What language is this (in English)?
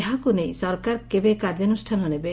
Odia